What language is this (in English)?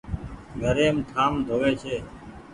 Goaria